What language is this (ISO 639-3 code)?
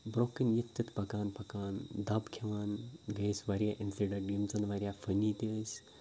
kas